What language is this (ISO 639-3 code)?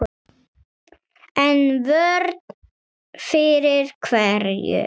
isl